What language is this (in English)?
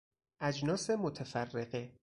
Persian